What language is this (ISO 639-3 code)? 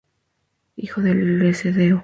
spa